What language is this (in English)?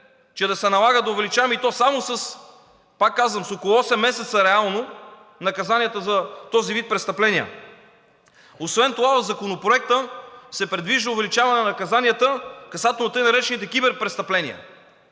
Bulgarian